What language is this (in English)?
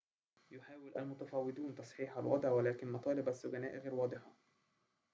Arabic